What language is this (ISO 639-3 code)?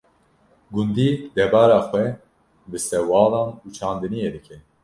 kur